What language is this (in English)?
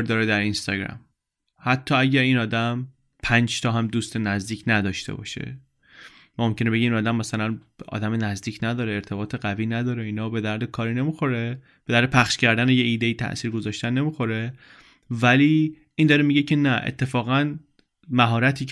Persian